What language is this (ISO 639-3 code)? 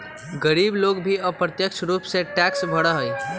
mag